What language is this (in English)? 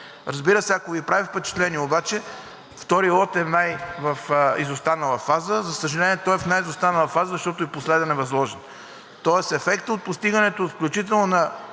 Bulgarian